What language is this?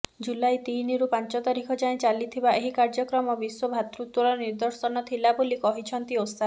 Odia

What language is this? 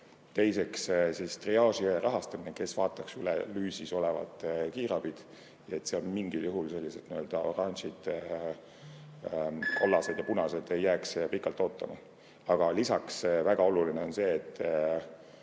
Estonian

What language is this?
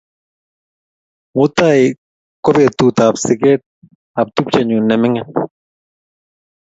Kalenjin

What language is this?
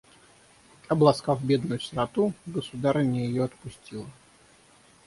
Russian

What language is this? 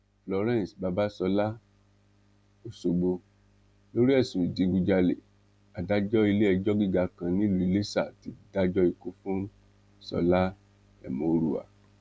Yoruba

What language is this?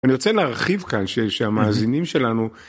Hebrew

